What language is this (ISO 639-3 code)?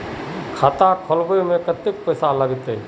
mag